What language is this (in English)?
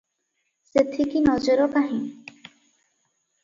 Odia